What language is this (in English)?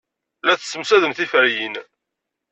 Kabyle